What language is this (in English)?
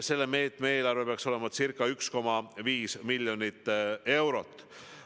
Estonian